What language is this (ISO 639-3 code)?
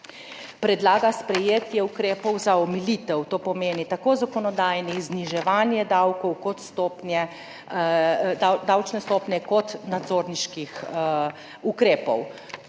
slv